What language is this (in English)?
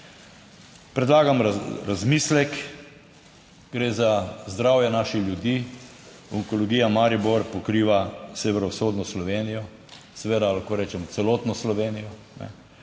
Slovenian